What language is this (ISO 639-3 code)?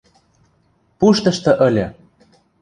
mrj